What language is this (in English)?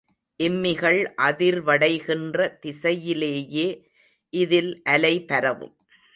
Tamil